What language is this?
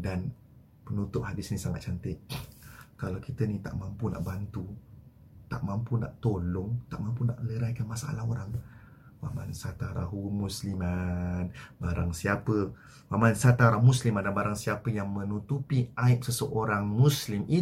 Malay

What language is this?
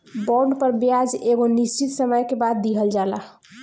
Bhojpuri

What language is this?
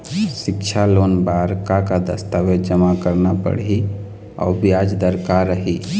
Chhattisgarhi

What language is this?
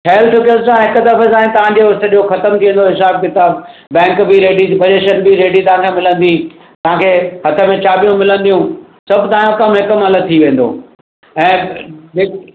Sindhi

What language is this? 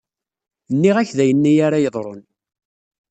Kabyle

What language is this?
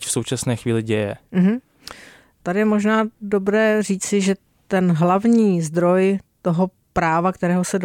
Czech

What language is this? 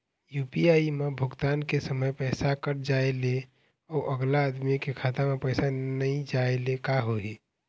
Chhattisgarhi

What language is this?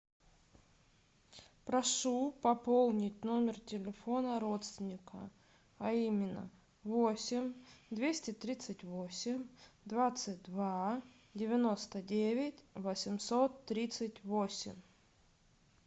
Russian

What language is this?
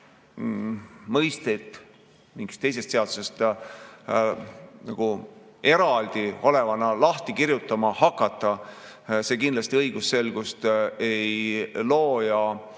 Estonian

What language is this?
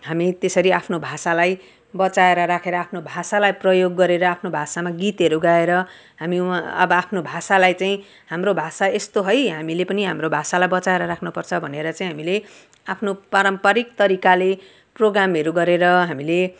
Nepali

